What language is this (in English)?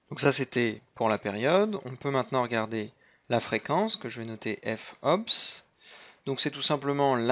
French